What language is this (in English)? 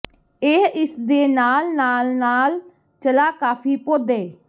Punjabi